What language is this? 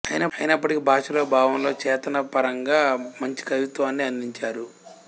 Telugu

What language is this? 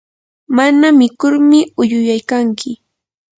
Yanahuanca Pasco Quechua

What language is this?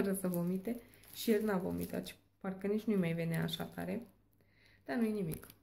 Romanian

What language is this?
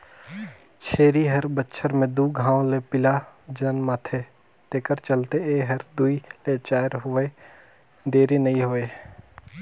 Chhattisgarhi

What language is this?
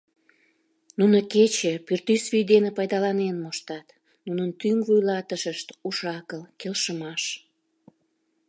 Mari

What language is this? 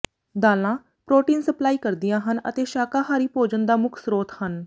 Punjabi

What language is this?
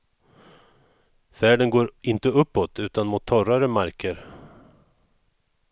Swedish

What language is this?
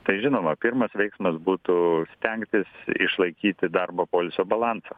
Lithuanian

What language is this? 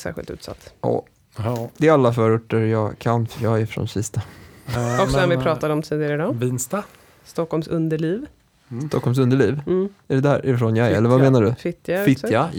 Swedish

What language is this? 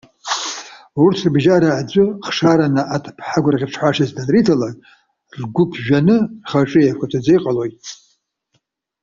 Abkhazian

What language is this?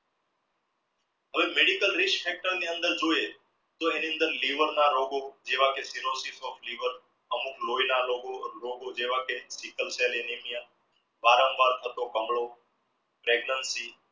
Gujarati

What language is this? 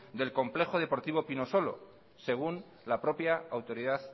Spanish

